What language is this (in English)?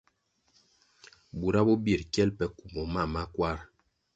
Kwasio